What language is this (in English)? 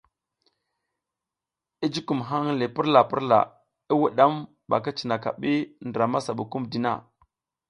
South Giziga